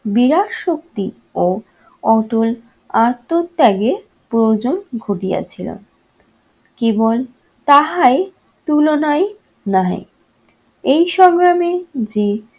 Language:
Bangla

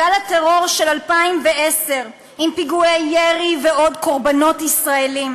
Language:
Hebrew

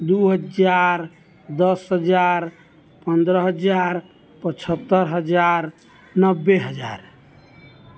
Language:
Maithili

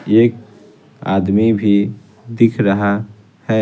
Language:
Hindi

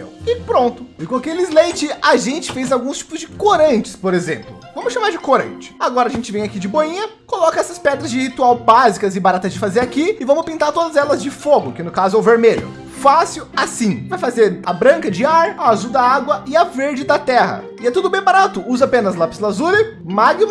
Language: Portuguese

